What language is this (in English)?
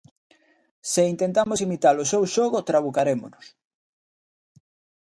Galician